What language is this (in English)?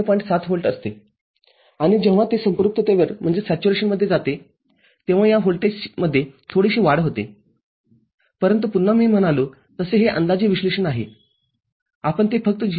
Marathi